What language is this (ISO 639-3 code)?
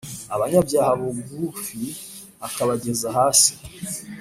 kin